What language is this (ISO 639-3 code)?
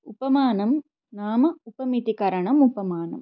san